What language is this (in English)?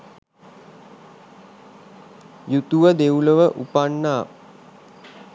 Sinhala